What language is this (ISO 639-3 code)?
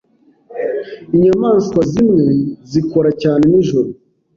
kin